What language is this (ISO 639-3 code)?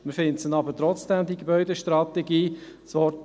gsw